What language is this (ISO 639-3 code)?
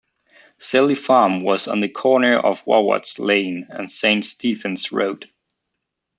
eng